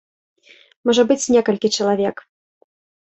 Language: Belarusian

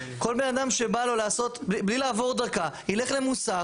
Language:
Hebrew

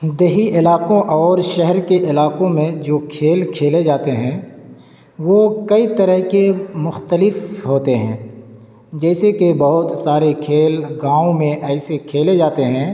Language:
Urdu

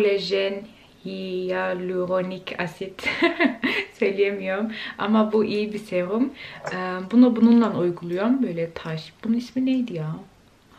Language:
Turkish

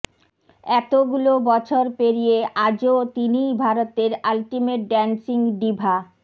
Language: Bangla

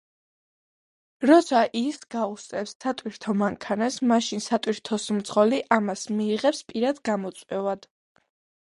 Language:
Georgian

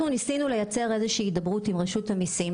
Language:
Hebrew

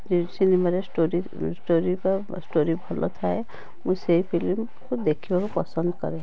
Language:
Odia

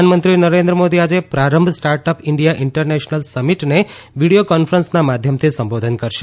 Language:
Gujarati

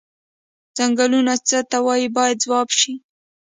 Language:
Pashto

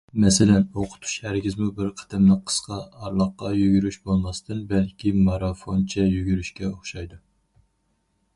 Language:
Uyghur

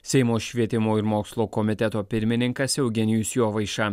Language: Lithuanian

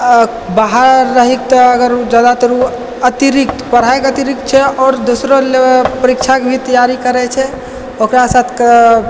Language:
Maithili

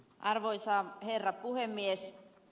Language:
Finnish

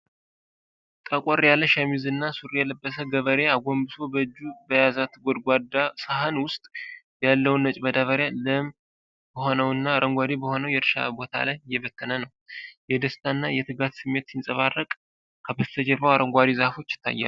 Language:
Amharic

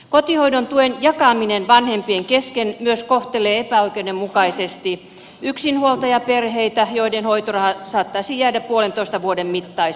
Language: Finnish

